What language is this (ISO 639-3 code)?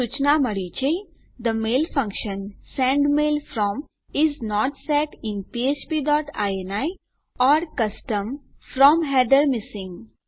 guj